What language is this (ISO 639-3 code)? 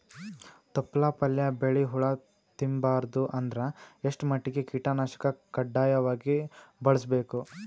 kan